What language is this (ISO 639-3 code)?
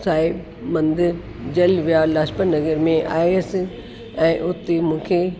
snd